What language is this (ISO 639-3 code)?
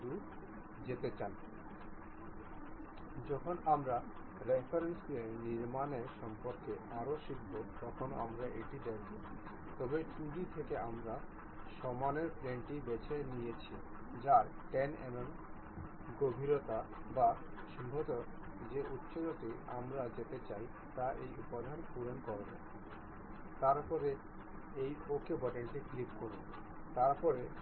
ben